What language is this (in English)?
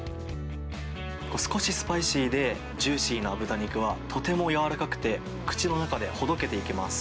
Japanese